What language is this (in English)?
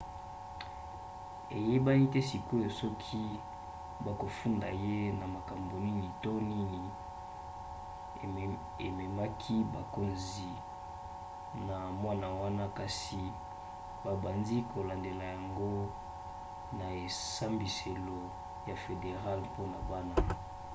Lingala